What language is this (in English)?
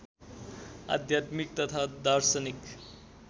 Nepali